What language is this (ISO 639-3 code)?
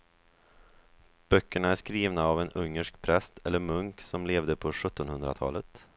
swe